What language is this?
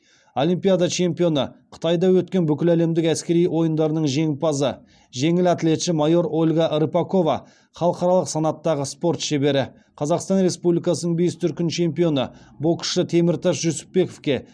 Kazakh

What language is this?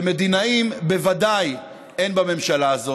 Hebrew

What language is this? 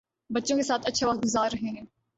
Urdu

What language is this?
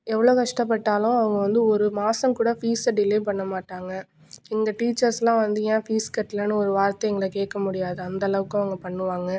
Tamil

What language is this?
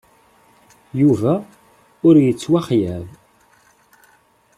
Kabyle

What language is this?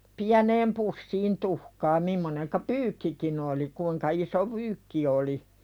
Finnish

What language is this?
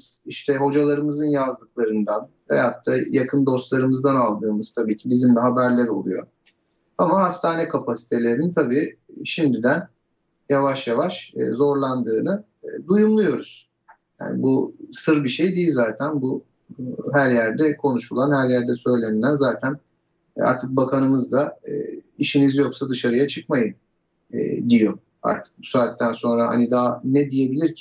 Turkish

